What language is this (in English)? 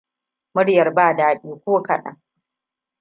Hausa